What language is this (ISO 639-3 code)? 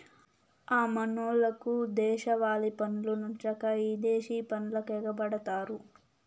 tel